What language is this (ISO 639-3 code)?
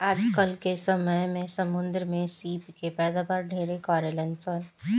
bho